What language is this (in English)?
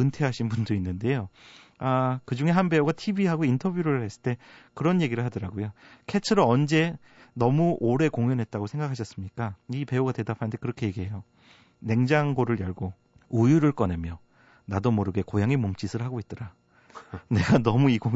Korean